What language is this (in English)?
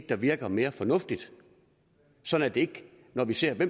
Danish